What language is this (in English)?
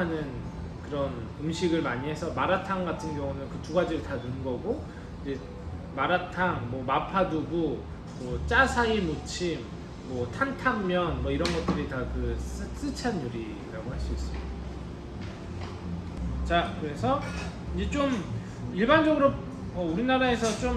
Korean